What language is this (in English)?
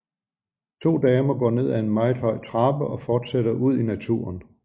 Danish